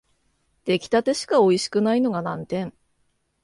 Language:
Japanese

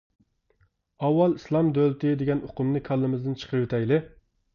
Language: Uyghur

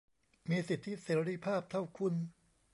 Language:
Thai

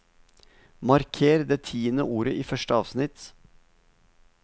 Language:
Norwegian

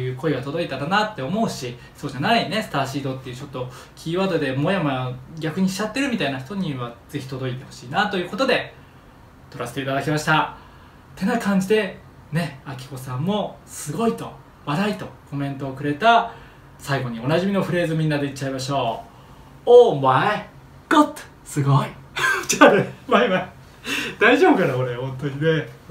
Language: Japanese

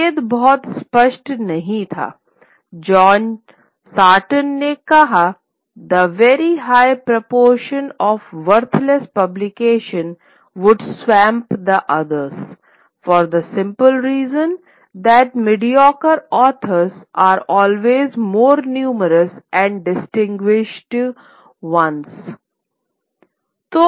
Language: Hindi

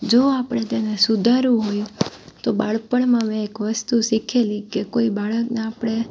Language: Gujarati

